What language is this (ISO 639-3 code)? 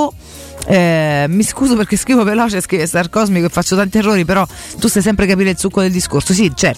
ita